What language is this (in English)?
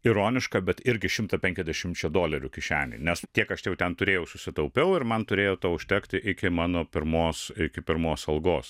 Lithuanian